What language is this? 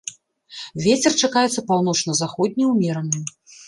Belarusian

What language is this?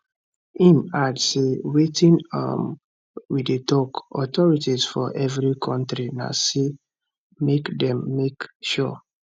Nigerian Pidgin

